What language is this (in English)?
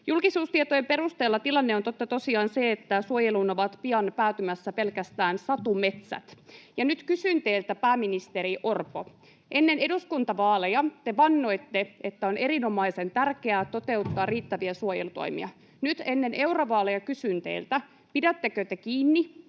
Finnish